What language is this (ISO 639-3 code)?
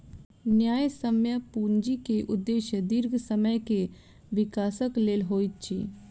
mai